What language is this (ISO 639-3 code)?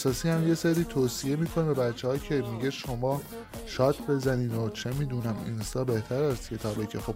fas